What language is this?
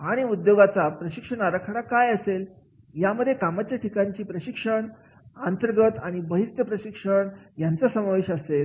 Marathi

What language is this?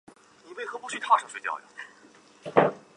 Chinese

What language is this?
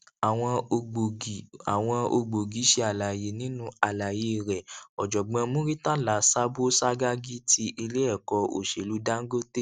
Yoruba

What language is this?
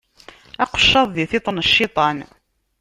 Kabyle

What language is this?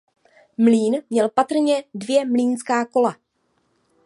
Czech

